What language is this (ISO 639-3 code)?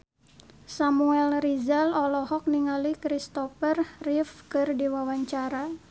sun